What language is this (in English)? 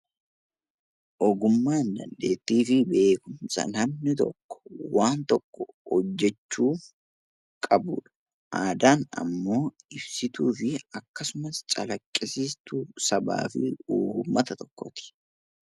Oromo